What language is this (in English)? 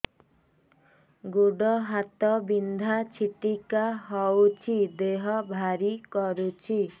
Odia